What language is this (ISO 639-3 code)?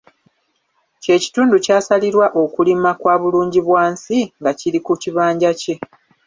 lug